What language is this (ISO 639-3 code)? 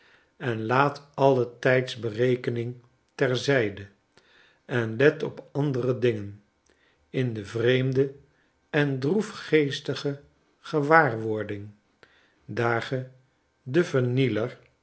nld